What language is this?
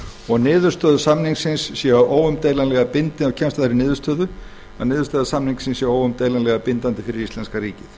Icelandic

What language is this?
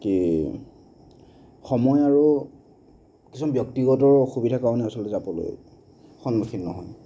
Assamese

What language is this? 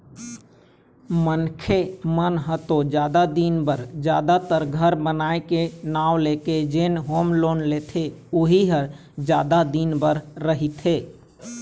Chhattisgarhi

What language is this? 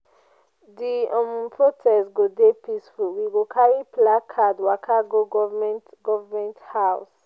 Nigerian Pidgin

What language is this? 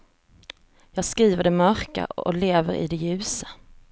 Swedish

